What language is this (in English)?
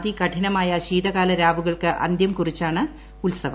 Malayalam